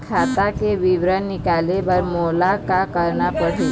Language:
Chhattisgarhi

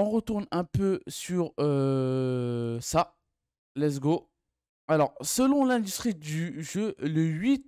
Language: French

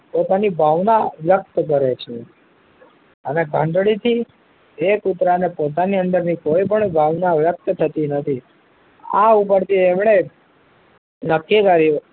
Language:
Gujarati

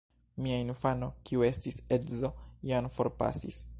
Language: Esperanto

